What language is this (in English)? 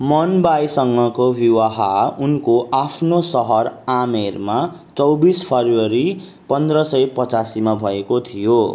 Nepali